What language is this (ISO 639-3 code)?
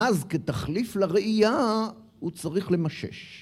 heb